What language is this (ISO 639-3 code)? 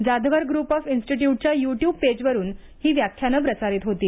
mar